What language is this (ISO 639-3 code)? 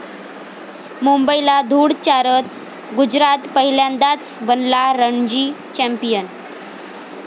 mar